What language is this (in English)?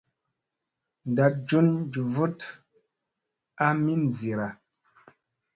Musey